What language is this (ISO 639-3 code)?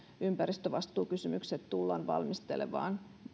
fin